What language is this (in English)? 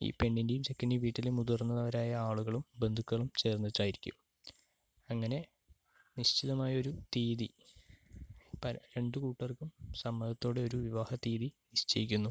Malayalam